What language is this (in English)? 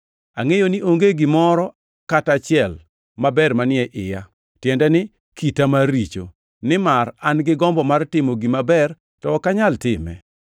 Luo (Kenya and Tanzania)